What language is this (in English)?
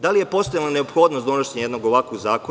Serbian